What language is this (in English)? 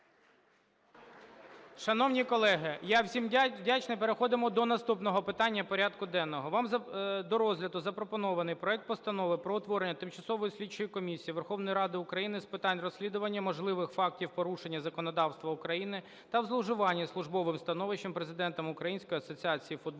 Ukrainian